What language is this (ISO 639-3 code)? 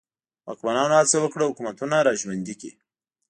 pus